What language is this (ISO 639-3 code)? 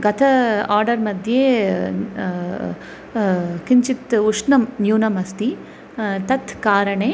san